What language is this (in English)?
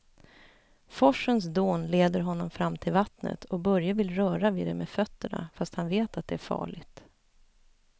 Swedish